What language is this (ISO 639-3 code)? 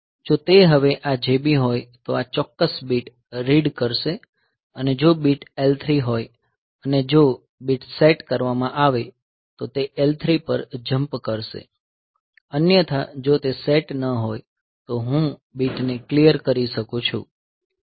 guj